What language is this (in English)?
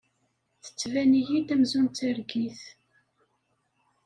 Kabyle